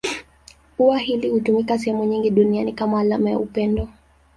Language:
Swahili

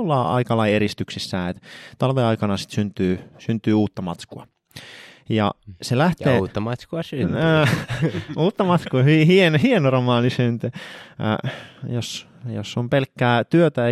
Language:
Finnish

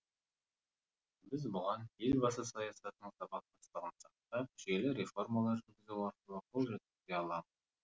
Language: Kazakh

